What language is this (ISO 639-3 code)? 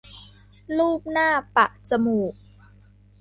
tha